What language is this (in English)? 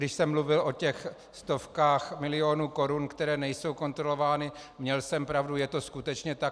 Czech